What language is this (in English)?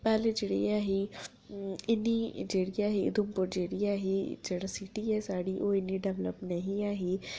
Dogri